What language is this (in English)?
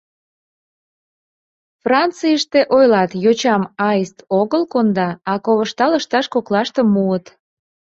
Mari